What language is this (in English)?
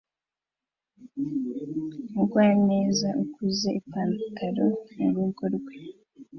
Kinyarwanda